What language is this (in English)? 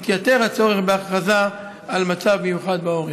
Hebrew